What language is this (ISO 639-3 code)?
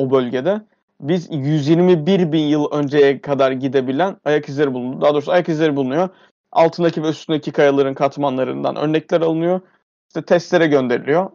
tur